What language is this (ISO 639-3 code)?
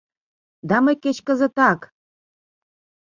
chm